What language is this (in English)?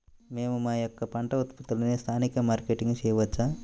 Telugu